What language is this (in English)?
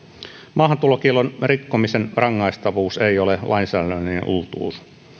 Finnish